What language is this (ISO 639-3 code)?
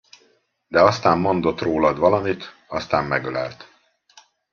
hun